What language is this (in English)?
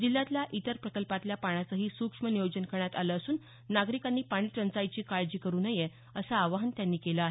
Marathi